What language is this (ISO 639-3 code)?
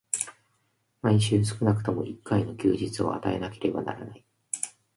jpn